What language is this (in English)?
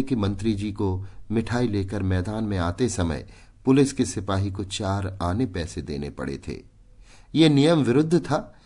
Hindi